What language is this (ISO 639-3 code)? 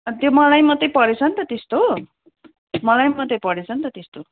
nep